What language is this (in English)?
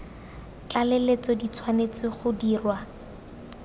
Tswana